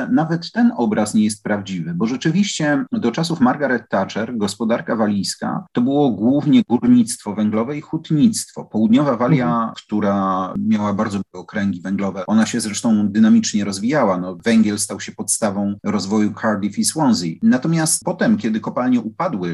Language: Polish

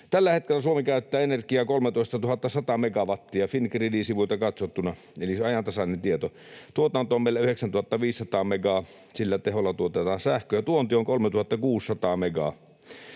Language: Finnish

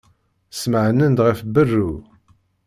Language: Kabyle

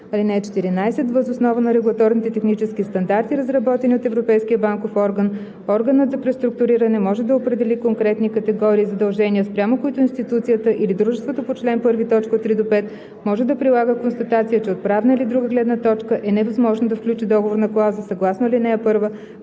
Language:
Bulgarian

